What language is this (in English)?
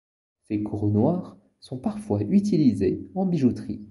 French